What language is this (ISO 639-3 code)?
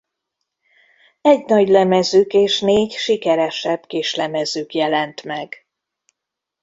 hun